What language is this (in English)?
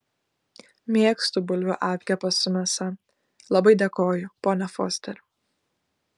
Lithuanian